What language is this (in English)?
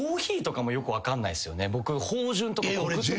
Japanese